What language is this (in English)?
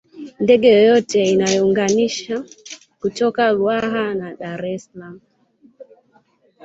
Swahili